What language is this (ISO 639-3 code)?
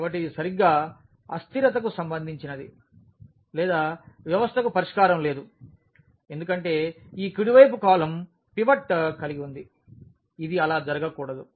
tel